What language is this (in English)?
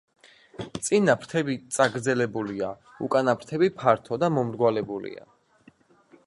Georgian